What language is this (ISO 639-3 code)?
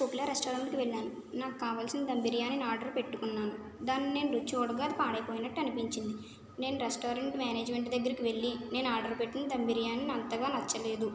tel